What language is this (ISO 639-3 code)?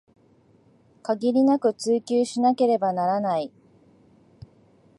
jpn